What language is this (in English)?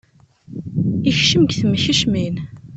Kabyle